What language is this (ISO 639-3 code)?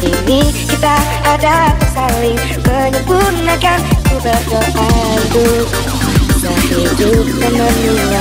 ind